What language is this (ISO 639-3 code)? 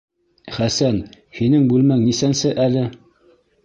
bak